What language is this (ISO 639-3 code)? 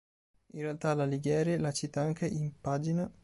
ita